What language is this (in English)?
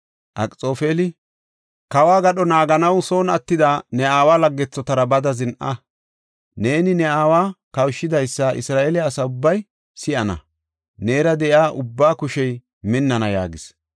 Gofa